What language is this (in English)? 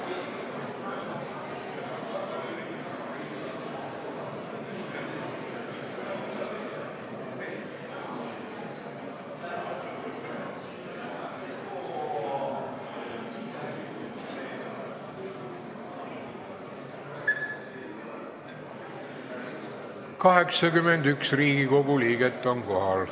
Estonian